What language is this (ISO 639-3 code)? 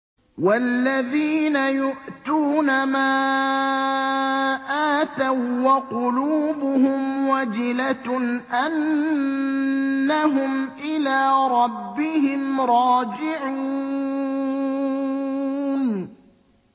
ara